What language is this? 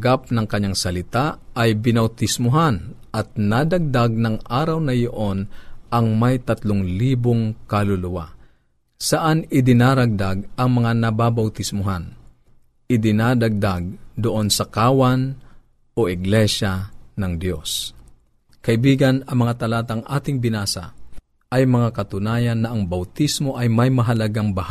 Filipino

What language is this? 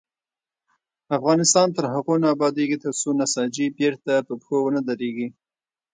Pashto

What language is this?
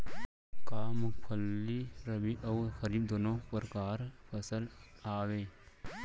Chhattisgarhi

